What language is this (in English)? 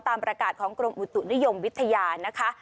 Thai